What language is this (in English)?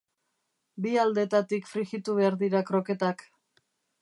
Basque